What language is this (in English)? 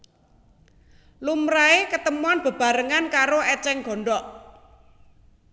Javanese